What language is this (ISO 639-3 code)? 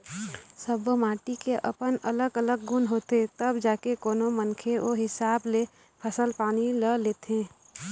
hne